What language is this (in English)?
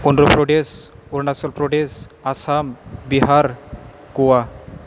Bodo